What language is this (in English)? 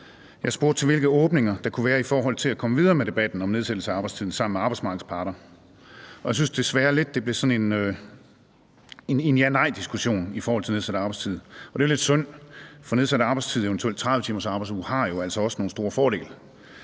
Danish